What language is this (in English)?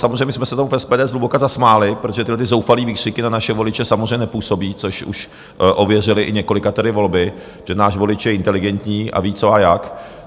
Czech